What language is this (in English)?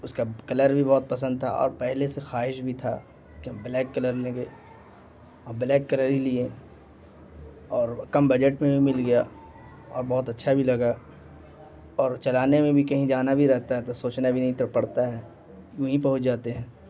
Urdu